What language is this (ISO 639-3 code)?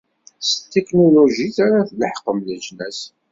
kab